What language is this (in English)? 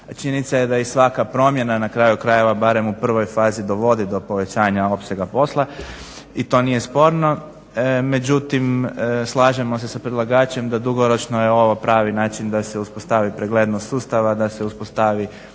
Croatian